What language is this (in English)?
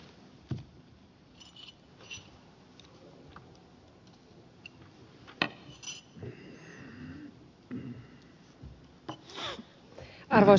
Finnish